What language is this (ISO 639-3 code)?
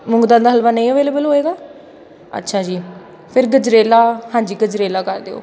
pan